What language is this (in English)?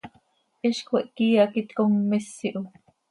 Seri